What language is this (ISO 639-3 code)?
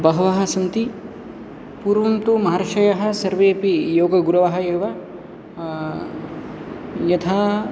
san